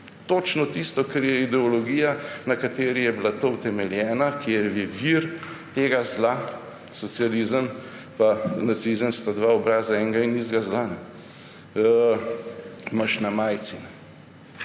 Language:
Slovenian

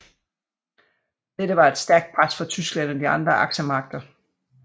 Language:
Danish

